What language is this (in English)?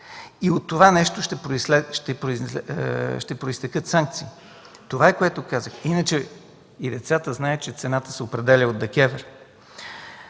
Bulgarian